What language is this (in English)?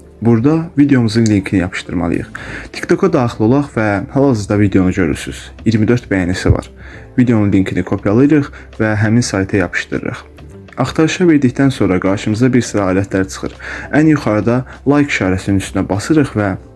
Turkish